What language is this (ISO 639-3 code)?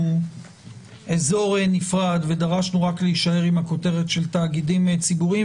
heb